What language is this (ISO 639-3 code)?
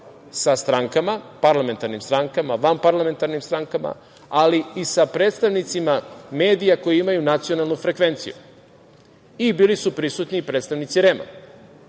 srp